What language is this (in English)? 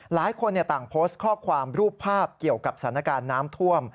Thai